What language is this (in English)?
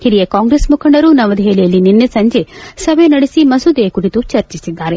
Kannada